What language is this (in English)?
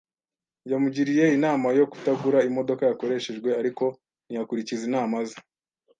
Kinyarwanda